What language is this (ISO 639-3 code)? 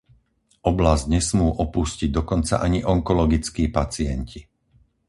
slk